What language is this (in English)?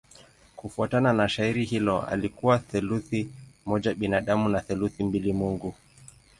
Swahili